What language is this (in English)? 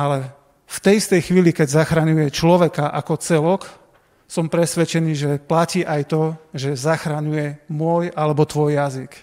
Slovak